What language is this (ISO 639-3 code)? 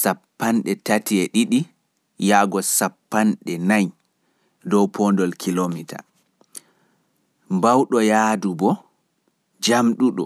fuf